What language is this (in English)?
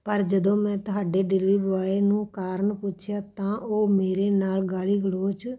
Punjabi